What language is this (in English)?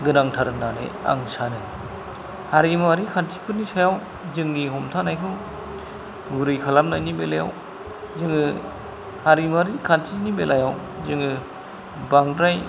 Bodo